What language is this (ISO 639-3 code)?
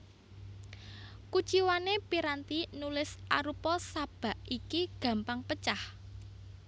jav